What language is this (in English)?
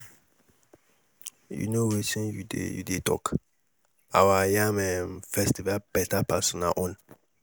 Nigerian Pidgin